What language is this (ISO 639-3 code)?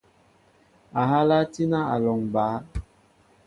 mbo